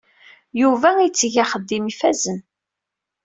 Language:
Kabyle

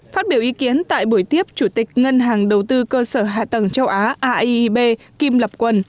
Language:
Vietnamese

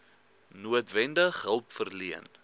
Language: Afrikaans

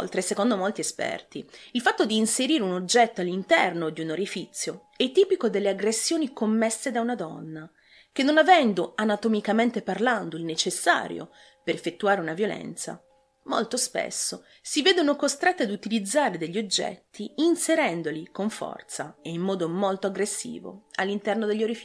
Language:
Italian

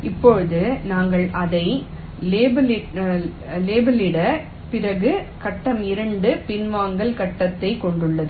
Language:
Tamil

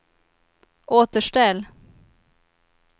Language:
Swedish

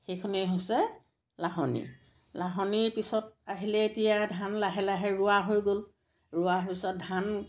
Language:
Assamese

